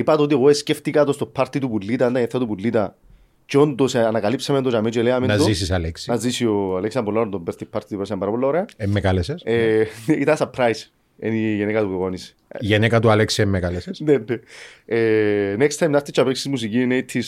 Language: Greek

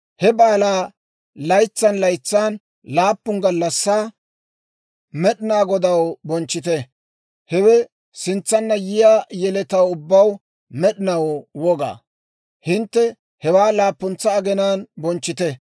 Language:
Dawro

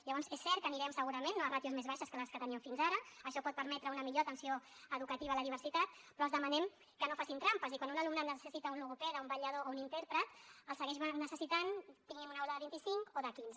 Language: Catalan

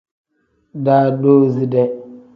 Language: Tem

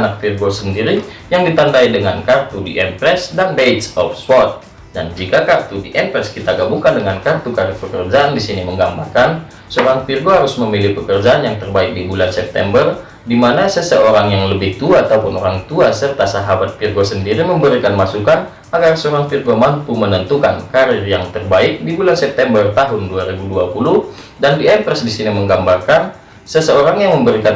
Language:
Indonesian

